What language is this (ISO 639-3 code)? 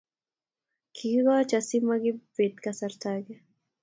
kln